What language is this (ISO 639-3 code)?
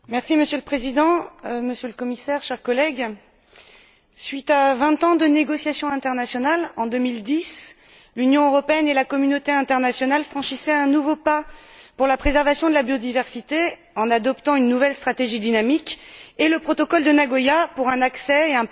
fra